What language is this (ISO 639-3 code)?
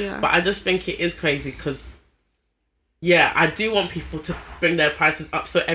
eng